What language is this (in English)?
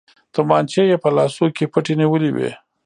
Pashto